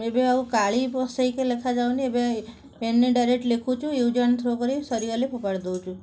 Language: Odia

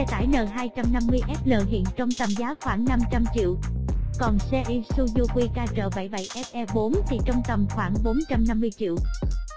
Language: Vietnamese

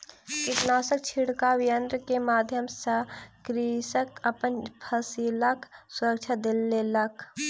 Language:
Maithili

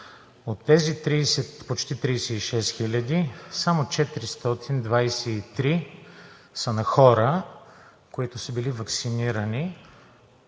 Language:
Bulgarian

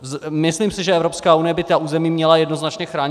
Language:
Czech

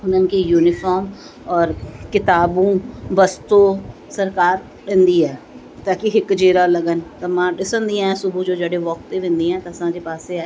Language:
Sindhi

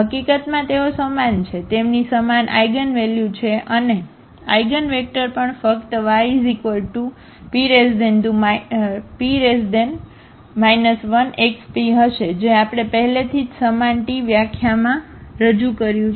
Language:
Gujarati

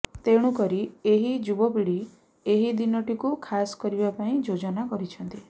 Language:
Odia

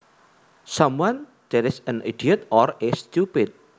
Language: Javanese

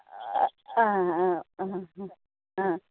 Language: Konkani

